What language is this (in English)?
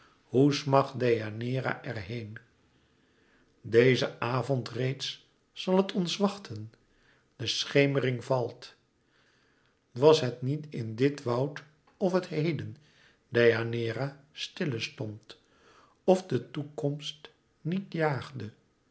Dutch